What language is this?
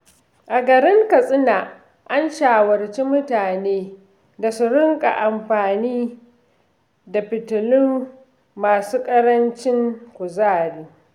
Hausa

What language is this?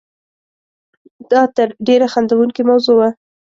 Pashto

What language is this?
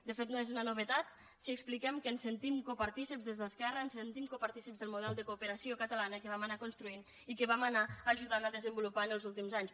Catalan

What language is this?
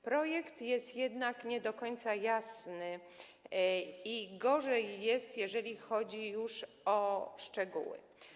Polish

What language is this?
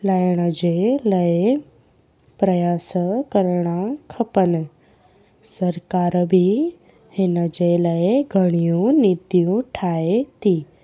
Sindhi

